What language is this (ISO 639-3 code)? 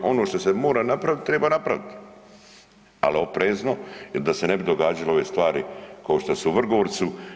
hrv